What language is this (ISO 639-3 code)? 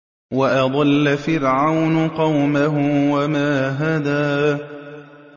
ara